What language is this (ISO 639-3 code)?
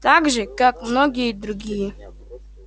rus